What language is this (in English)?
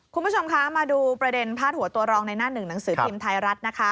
Thai